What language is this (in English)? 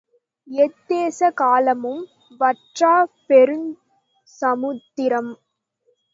Tamil